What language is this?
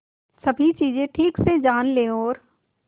Hindi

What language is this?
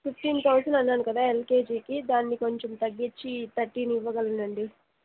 Telugu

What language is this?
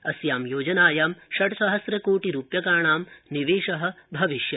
Sanskrit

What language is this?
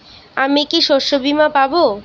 Bangla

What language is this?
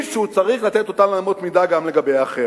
Hebrew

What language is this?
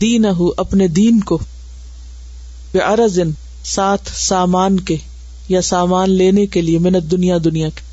Urdu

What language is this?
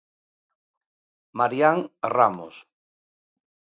Galician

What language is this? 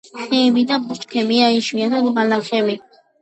Georgian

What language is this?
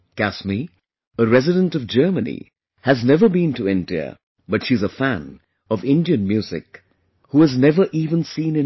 English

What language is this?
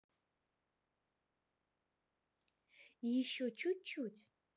Russian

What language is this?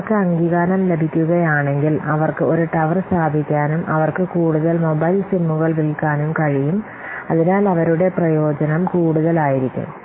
Malayalam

